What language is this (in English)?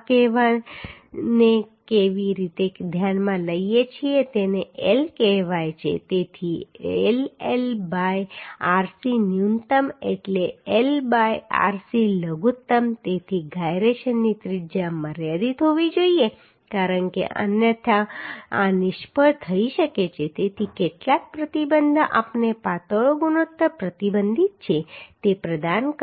Gujarati